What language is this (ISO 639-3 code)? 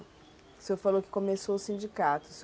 por